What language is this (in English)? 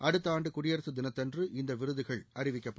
Tamil